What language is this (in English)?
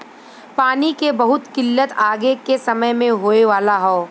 Bhojpuri